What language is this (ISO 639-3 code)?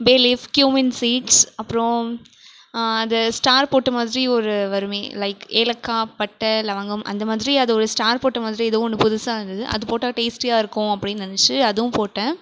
tam